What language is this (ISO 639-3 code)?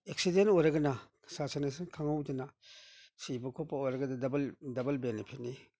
mni